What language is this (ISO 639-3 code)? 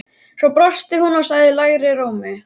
isl